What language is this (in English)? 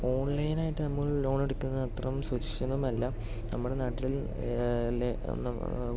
Malayalam